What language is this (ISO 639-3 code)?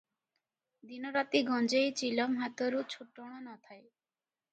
ori